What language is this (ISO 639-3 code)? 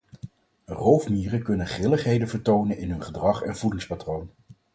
nld